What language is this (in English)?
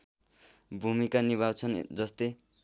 Nepali